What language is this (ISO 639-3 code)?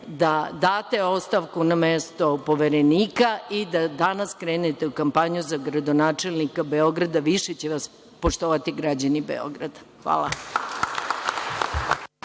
srp